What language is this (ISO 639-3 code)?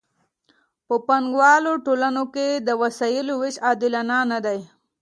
pus